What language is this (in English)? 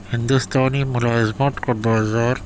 Urdu